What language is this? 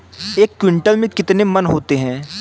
Hindi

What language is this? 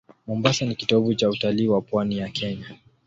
Swahili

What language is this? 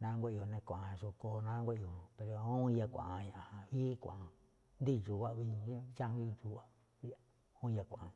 Malinaltepec Me'phaa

